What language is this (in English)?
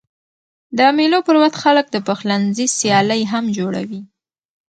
Pashto